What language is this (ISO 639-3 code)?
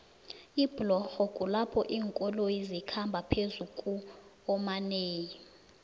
nbl